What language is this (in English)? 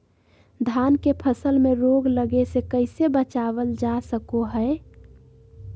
Magahi